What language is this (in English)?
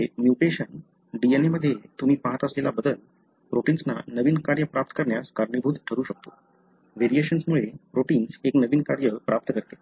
Marathi